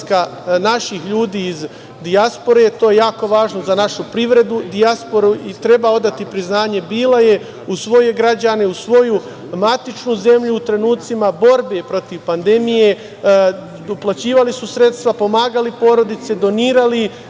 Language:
Serbian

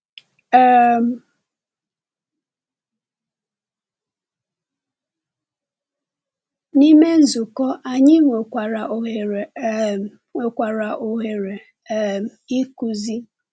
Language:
Igbo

